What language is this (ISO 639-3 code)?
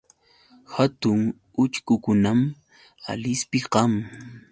qux